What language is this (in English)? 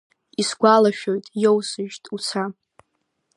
Abkhazian